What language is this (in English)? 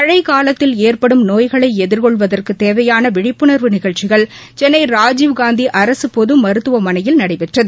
Tamil